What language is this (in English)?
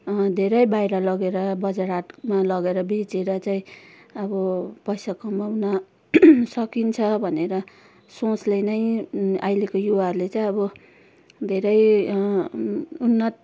Nepali